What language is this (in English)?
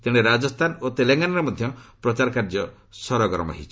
Odia